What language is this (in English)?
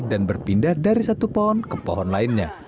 Indonesian